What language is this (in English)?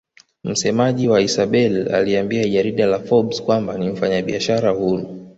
Swahili